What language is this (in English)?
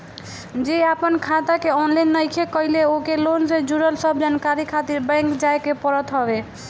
Bhojpuri